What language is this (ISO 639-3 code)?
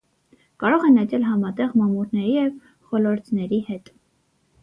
hye